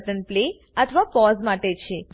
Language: Gujarati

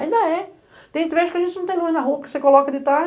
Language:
Portuguese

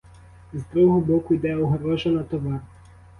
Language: Ukrainian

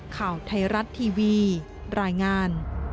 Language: Thai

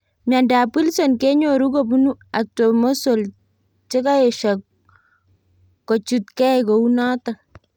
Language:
Kalenjin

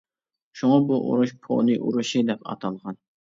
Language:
Uyghur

